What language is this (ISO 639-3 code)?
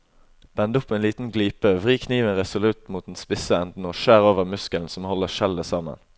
nor